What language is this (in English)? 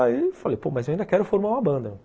Portuguese